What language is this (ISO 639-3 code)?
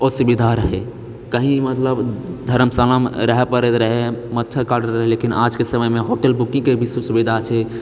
mai